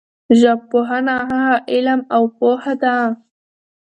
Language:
Pashto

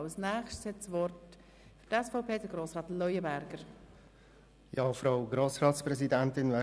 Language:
Swiss German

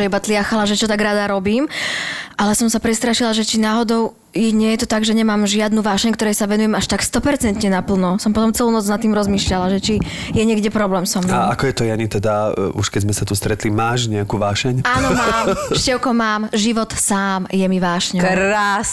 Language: Slovak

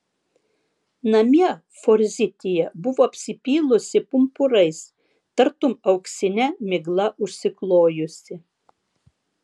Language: Lithuanian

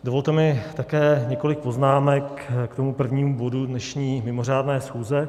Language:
Czech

